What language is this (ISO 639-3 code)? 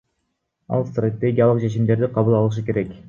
kir